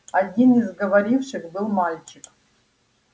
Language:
Russian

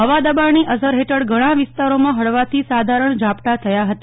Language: Gujarati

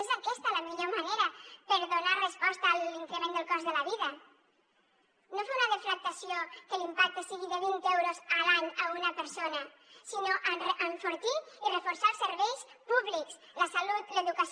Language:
Catalan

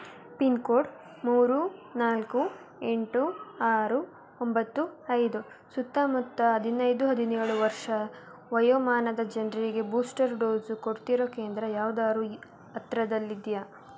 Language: Kannada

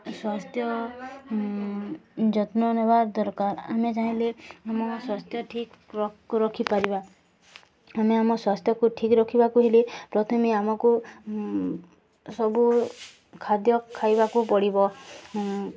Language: Odia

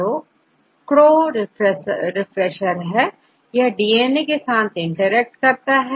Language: Hindi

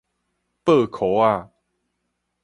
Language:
Min Nan Chinese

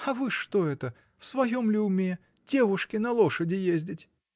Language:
Russian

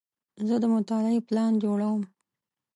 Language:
Pashto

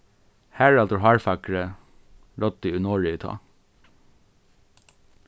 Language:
Faroese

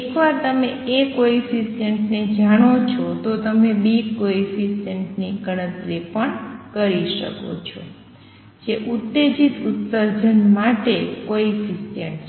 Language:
Gujarati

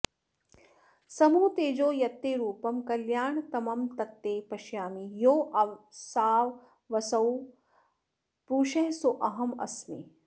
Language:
Sanskrit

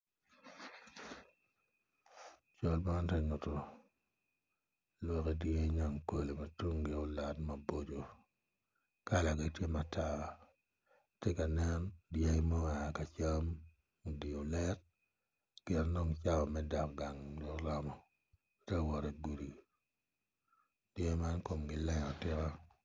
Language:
Acoli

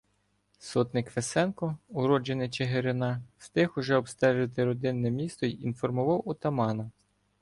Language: Ukrainian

